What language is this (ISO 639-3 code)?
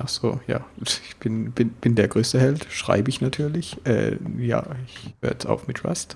deu